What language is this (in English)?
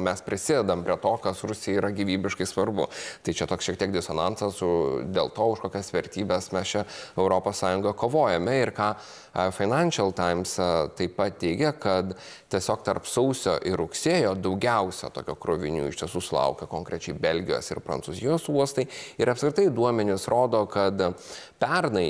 Lithuanian